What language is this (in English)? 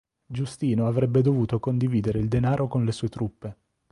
Italian